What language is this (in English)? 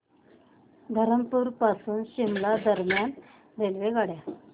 Marathi